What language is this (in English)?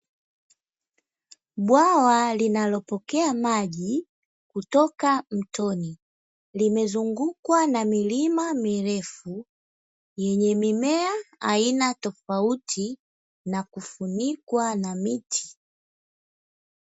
Swahili